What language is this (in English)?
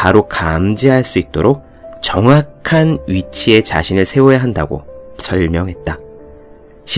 Korean